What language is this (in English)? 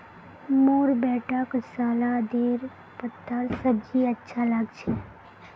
Magahi